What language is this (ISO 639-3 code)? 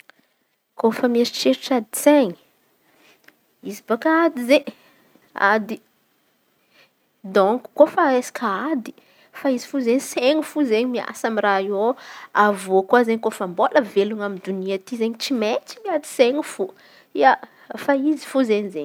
xmv